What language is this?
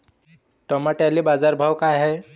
Marathi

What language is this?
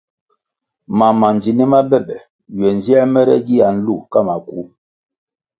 Kwasio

